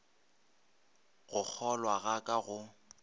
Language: Northern Sotho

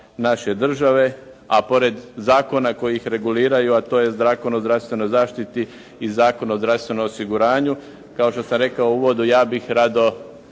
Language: Croatian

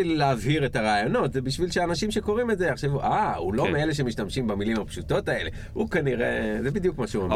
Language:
Hebrew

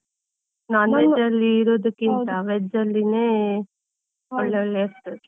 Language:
Kannada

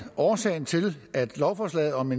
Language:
Danish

